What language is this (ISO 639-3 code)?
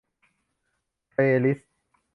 tha